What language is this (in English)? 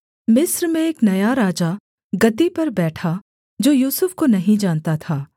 Hindi